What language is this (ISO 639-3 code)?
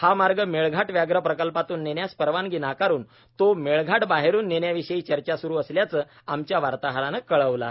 mar